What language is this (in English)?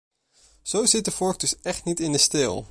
Dutch